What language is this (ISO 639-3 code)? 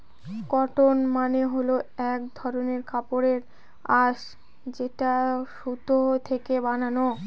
ben